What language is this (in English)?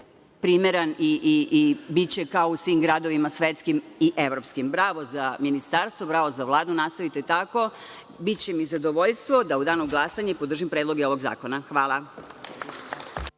Serbian